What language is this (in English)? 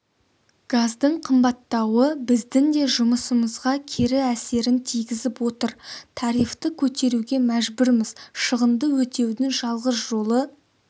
Kazakh